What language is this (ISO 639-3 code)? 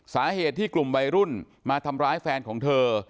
tha